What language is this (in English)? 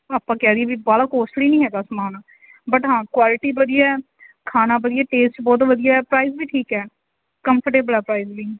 Punjabi